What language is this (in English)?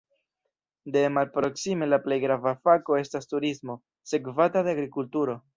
Esperanto